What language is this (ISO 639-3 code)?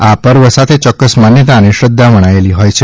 guj